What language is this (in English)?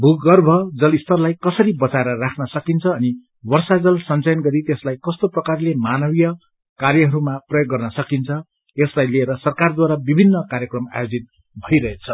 Nepali